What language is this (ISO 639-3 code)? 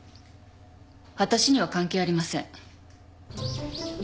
jpn